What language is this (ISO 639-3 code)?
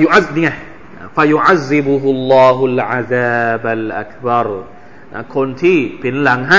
tha